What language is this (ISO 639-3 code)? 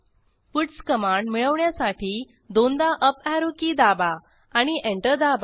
mar